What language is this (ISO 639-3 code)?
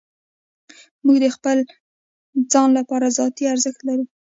pus